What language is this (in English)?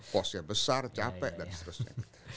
Indonesian